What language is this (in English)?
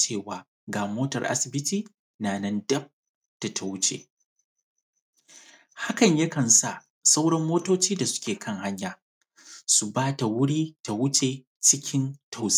Hausa